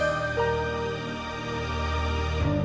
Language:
Indonesian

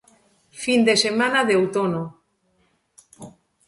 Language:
Galician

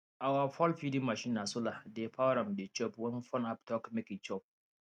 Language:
Nigerian Pidgin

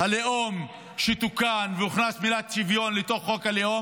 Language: Hebrew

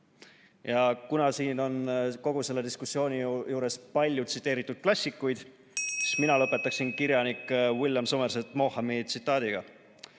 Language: Estonian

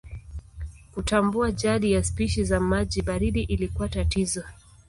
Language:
Swahili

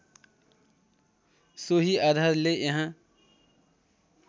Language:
Nepali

